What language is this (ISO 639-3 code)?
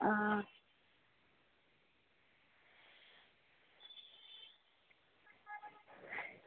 doi